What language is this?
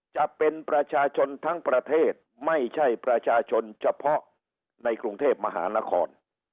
Thai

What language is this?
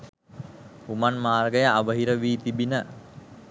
Sinhala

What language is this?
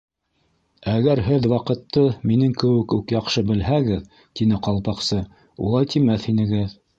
Bashkir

